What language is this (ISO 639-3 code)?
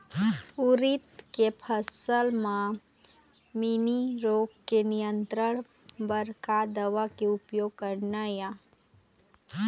hne